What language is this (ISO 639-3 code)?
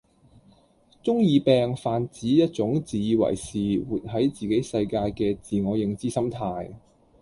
yue